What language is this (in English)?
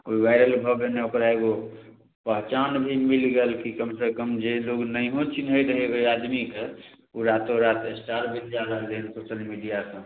Maithili